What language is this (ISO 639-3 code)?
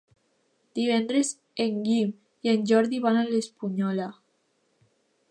cat